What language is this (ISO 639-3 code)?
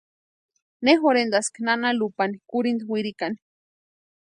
pua